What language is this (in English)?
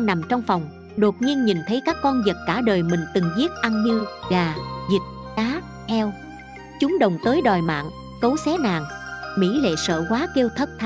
Vietnamese